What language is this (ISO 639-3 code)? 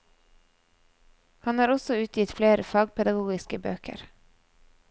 nor